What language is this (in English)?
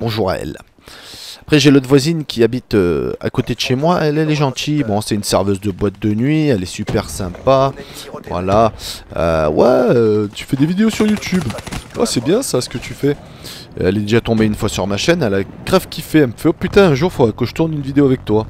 French